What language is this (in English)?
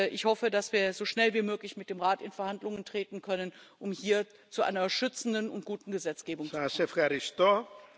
German